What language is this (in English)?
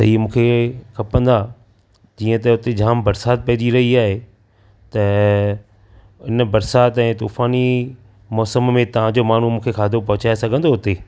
Sindhi